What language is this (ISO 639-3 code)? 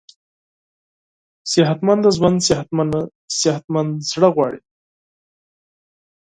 pus